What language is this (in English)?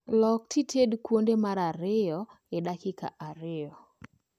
Luo (Kenya and Tanzania)